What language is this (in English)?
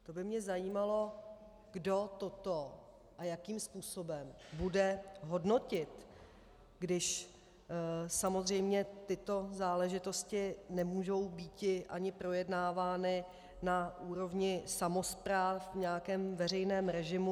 Czech